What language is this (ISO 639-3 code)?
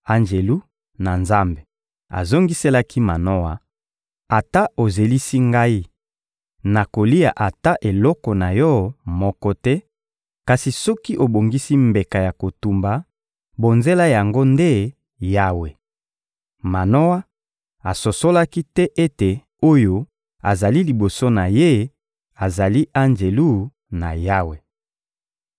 lin